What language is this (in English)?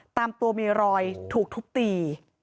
Thai